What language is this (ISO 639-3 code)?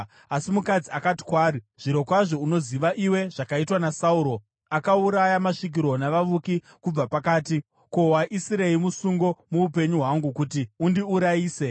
sna